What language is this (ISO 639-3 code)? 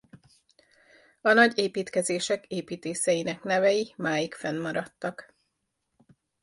hun